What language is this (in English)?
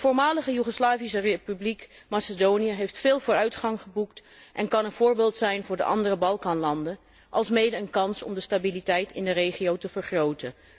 Dutch